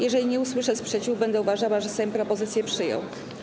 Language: Polish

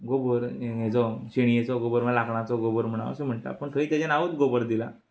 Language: Konkani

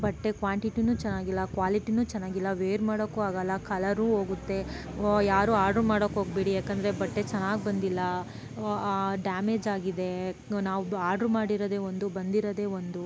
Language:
Kannada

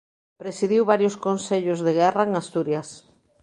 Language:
Galician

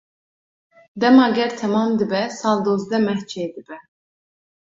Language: Kurdish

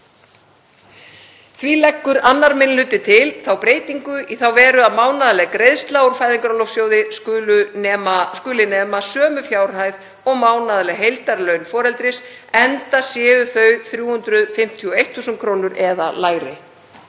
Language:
Icelandic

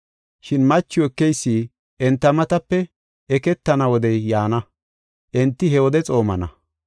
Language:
Gofa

